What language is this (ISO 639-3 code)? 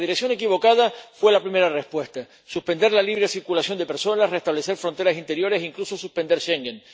spa